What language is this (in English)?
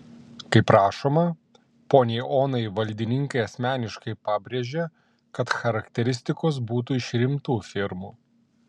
Lithuanian